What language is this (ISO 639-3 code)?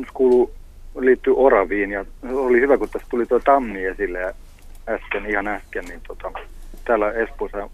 fin